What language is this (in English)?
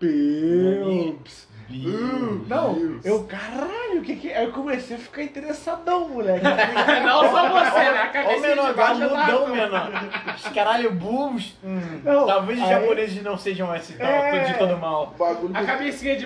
Portuguese